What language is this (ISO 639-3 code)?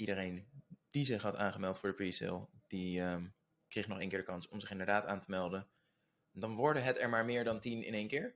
nld